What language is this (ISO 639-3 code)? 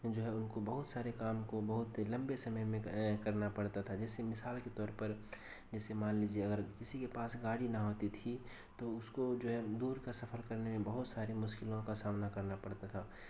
urd